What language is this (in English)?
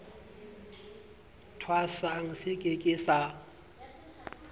Southern Sotho